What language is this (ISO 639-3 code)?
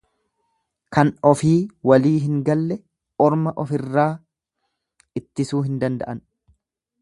orm